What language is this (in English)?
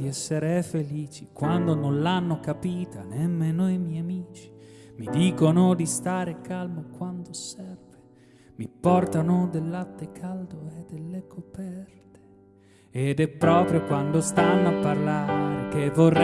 Italian